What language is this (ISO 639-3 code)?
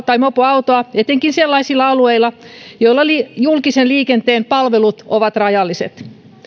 fin